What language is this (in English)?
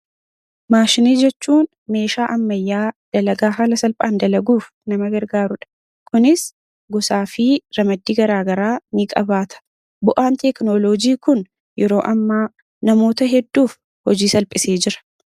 Oromo